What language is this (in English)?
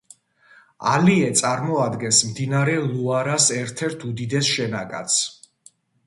Georgian